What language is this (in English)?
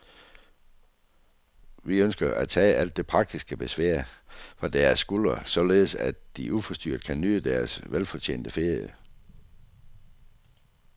Danish